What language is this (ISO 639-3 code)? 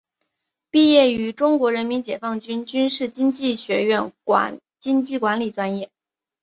zho